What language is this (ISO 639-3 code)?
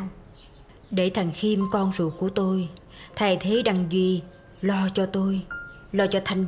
vie